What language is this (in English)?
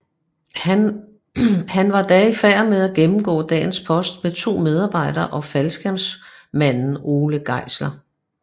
Danish